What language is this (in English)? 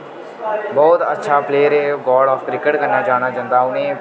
Dogri